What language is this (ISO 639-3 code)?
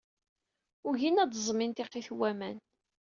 kab